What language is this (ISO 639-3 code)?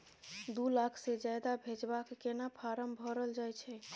mai